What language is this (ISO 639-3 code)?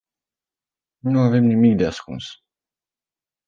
ron